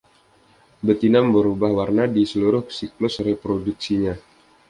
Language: Indonesian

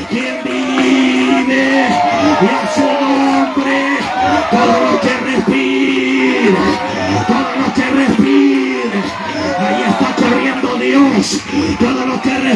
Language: Spanish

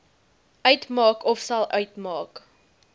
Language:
Afrikaans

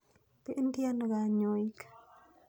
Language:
Kalenjin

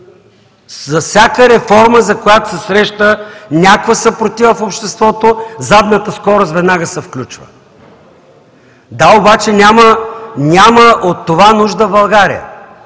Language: Bulgarian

